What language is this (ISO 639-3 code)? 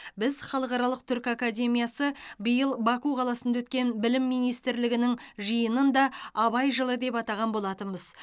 kaz